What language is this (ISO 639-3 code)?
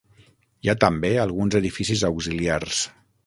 cat